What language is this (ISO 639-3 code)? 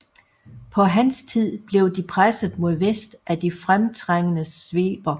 dan